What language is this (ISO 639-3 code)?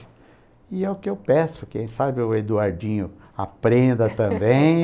por